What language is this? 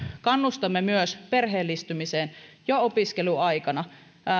Finnish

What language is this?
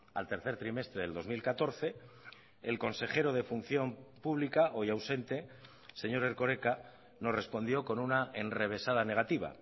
Spanish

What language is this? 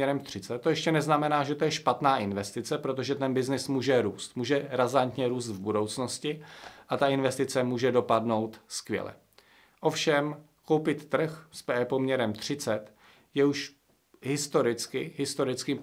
Czech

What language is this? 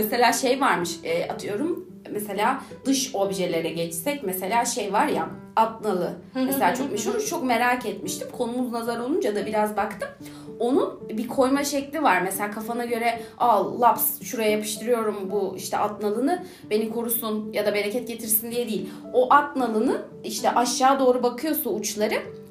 Turkish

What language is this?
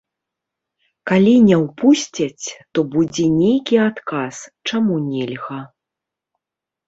Belarusian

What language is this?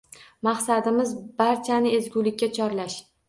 Uzbek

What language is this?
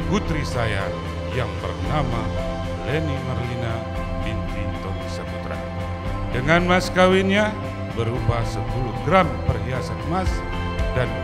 Indonesian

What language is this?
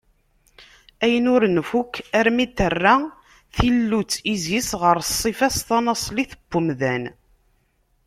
Kabyle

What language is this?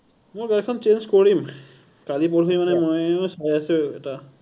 Assamese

